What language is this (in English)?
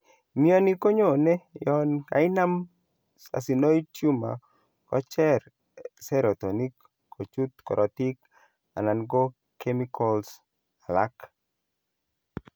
Kalenjin